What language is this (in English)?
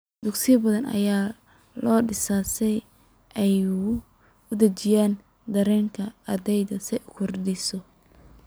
Somali